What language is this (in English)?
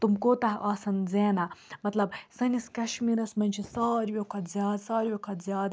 Kashmiri